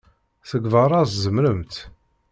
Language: Kabyle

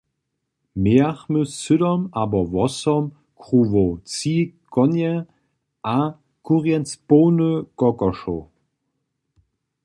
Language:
Upper Sorbian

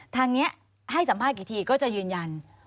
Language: Thai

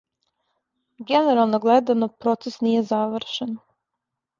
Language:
Serbian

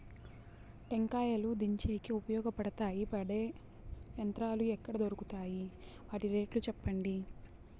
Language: Telugu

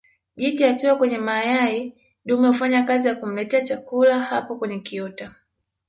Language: Swahili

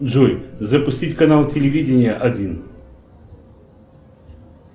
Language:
Russian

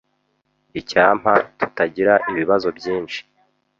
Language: Kinyarwanda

